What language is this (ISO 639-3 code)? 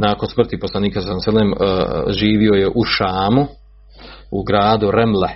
hrv